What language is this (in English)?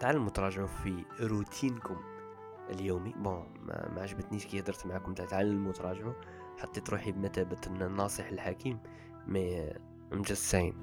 Arabic